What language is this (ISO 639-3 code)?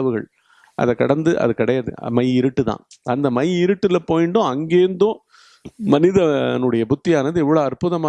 tam